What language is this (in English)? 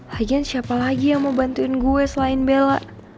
Indonesian